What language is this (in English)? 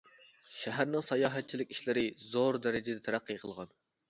Uyghur